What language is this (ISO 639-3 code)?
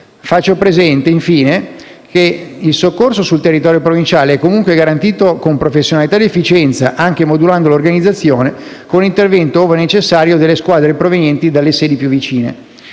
ita